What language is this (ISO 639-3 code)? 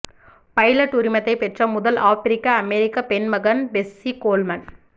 tam